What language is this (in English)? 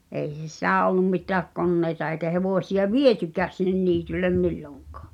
Finnish